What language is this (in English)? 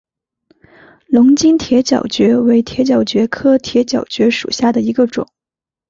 Chinese